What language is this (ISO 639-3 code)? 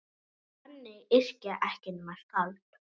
isl